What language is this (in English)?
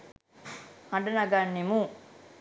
Sinhala